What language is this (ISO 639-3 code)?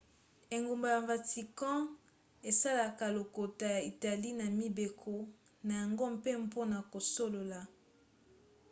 lin